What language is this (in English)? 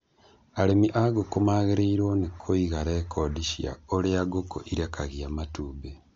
Kikuyu